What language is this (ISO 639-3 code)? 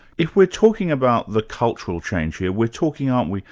eng